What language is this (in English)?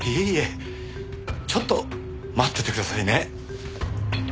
Japanese